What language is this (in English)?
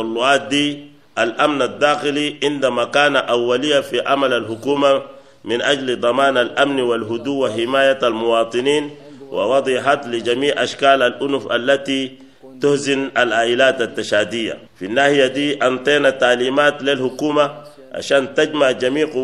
Arabic